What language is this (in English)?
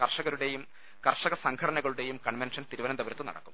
Malayalam